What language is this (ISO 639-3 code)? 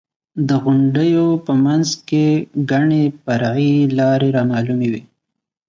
pus